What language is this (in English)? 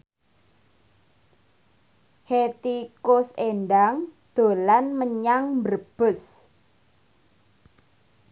Javanese